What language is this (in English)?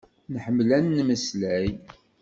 Kabyle